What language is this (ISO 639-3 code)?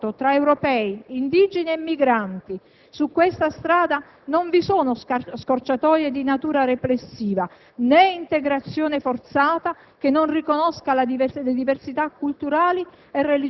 ita